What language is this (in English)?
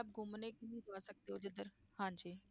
Punjabi